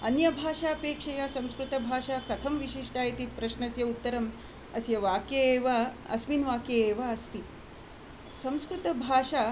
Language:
Sanskrit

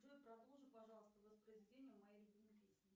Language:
Russian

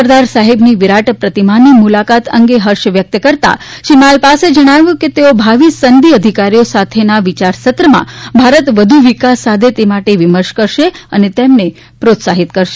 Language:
Gujarati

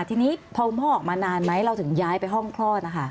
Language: Thai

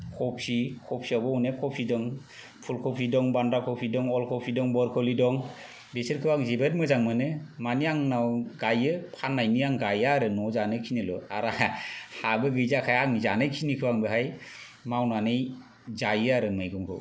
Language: Bodo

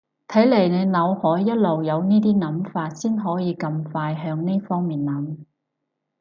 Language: Cantonese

